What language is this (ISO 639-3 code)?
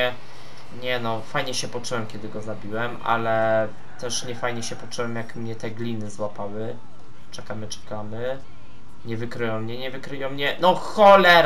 pol